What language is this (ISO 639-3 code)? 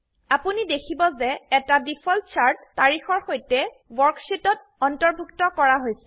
asm